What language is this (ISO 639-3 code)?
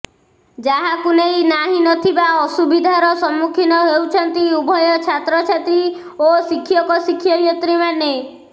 ori